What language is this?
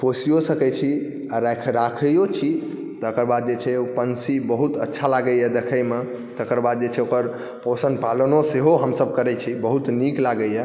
Maithili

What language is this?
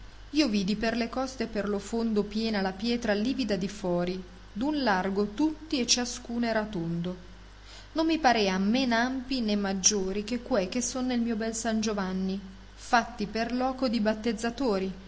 Italian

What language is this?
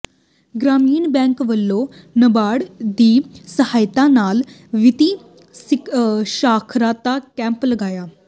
Punjabi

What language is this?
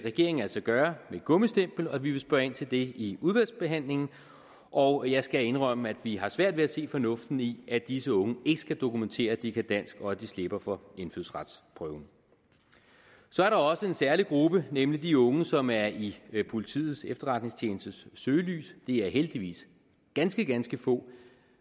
Danish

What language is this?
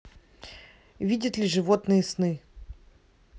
Russian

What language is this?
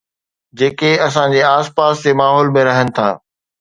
Sindhi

